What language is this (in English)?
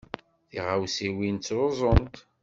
Kabyle